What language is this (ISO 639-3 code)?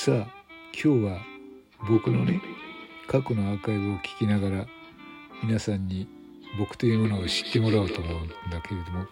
jpn